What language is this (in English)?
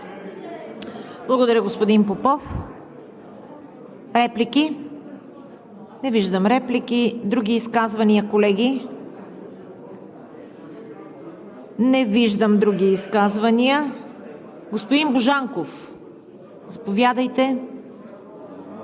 Bulgarian